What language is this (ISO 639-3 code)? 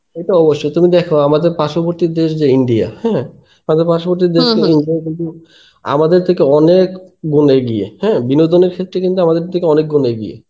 ben